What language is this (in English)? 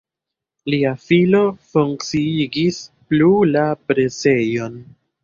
Esperanto